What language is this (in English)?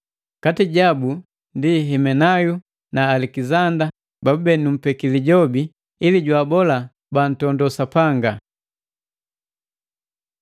Matengo